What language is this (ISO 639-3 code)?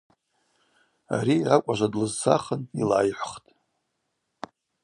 abq